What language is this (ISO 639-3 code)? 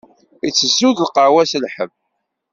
kab